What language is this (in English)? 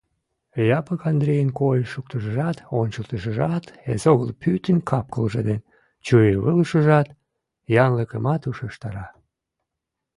Mari